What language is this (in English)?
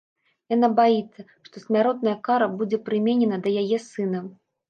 Belarusian